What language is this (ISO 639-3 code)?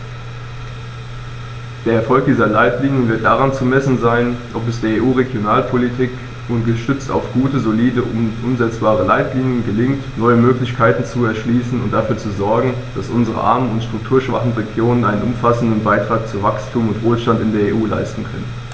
deu